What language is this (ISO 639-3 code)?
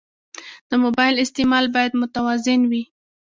pus